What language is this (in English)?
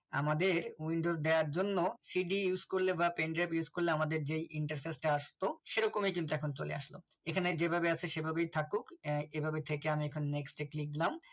Bangla